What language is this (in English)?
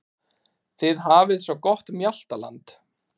Icelandic